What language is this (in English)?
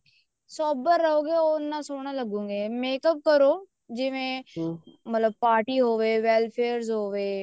Punjabi